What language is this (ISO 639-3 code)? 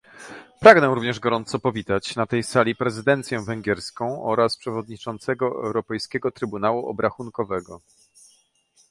pol